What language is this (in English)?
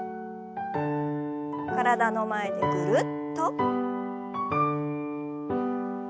Japanese